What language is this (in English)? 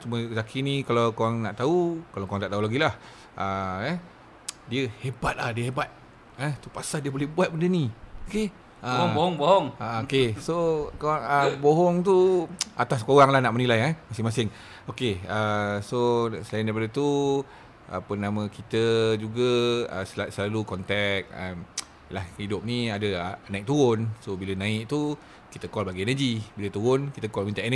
Malay